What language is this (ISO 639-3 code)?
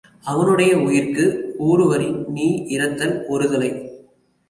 tam